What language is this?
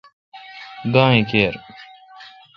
Kalkoti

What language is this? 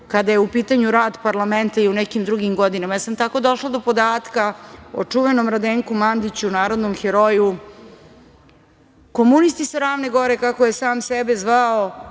Serbian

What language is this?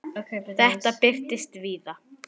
Icelandic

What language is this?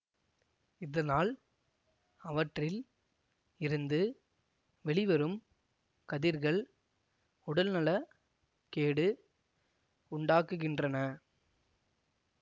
Tamil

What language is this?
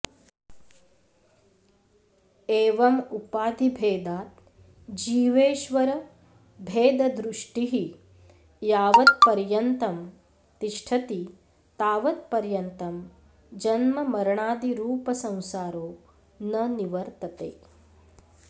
Sanskrit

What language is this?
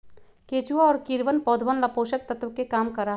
Magahi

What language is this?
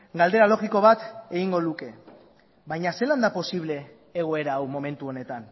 Basque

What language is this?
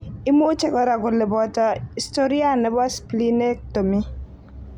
Kalenjin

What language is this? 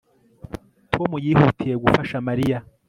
Kinyarwanda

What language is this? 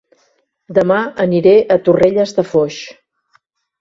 Catalan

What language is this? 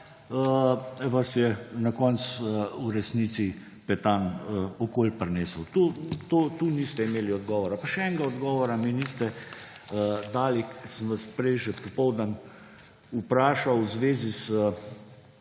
Slovenian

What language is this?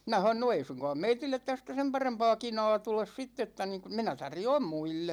Finnish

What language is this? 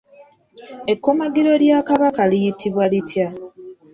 Ganda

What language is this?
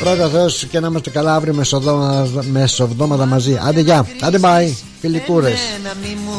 Greek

